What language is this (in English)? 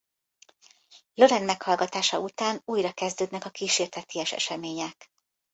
Hungarian